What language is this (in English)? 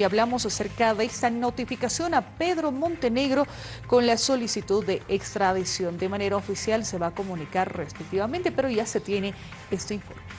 Spanish